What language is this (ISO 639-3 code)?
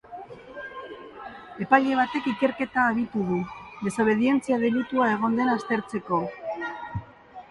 eus